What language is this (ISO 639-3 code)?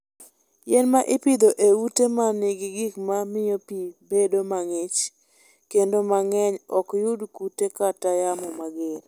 luo